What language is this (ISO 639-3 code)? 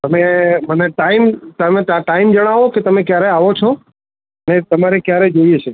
guj